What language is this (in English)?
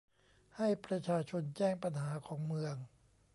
Thai